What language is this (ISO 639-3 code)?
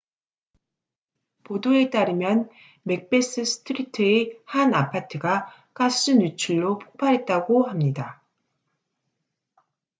kor